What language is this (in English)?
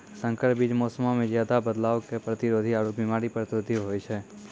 Maithili